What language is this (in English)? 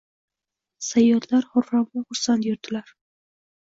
Uzbek